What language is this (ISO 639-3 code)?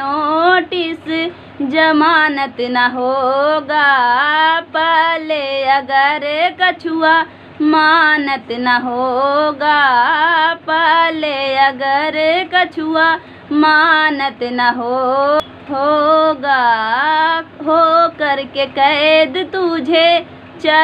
hin